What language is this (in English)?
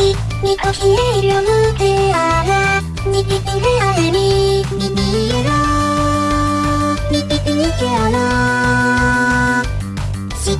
Indonesian